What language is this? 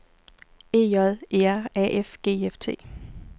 Danish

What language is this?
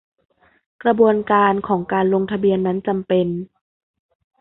Thai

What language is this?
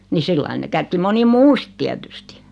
Finnish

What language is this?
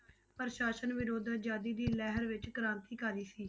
Punjabi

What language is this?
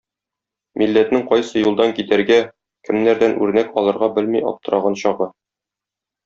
Tatar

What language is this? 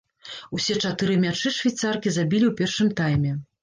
Belarusian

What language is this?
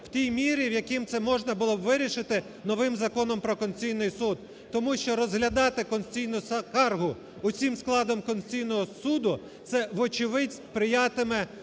Ukrainian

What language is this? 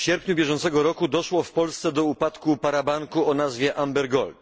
Polish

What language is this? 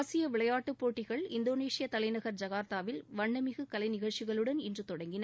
Tamil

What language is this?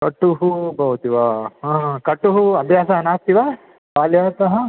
Sanskrit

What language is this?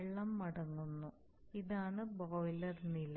Malayalam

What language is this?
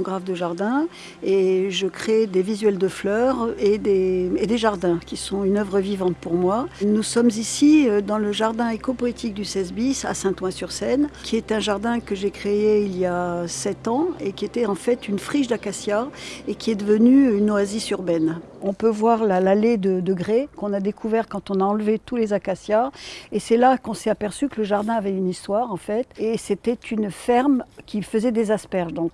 French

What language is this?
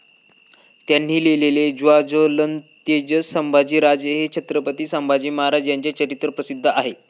Marathi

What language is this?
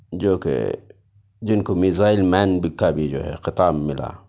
Urdu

